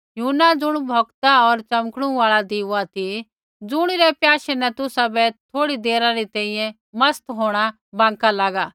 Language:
Kullu Pahari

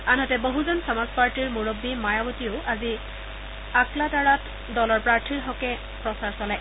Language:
Assamese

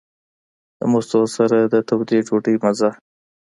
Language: Pashto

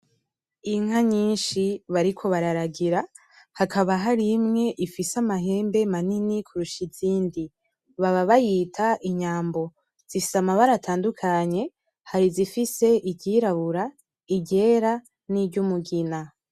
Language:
Rundi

